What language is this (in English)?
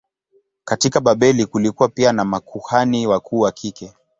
Swahili